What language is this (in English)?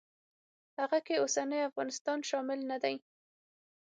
Pashto